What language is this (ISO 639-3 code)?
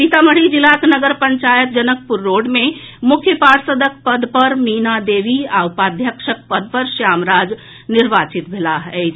mai